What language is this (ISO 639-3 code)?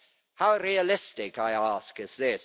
eng